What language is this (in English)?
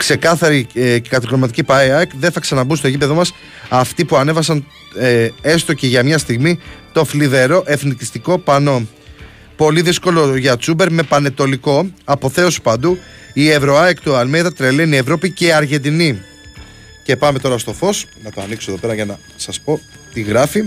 Greek